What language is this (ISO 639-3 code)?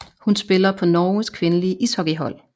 dan